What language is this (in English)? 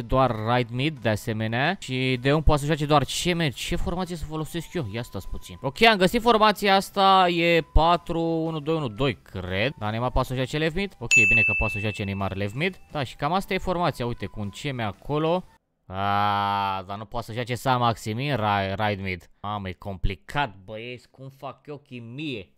Romanian